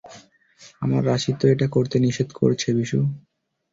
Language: Bangla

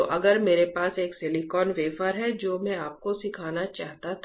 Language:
Hindi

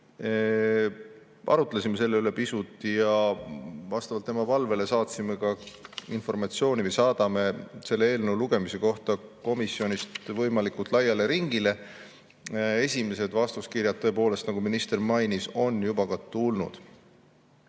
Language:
Estonian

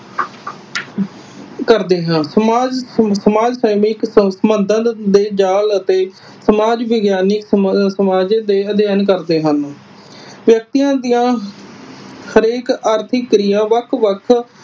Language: Punjabi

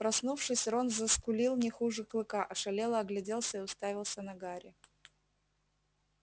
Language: Russian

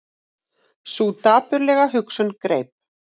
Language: Icelandic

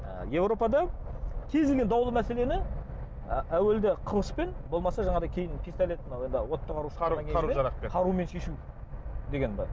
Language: Kazakh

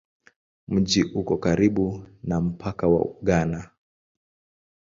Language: Swahili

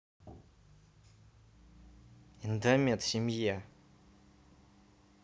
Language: Russian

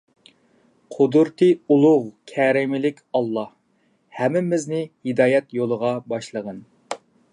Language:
Uyghur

